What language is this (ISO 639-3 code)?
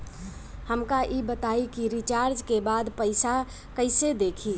bho